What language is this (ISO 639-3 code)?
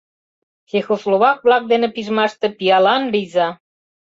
chm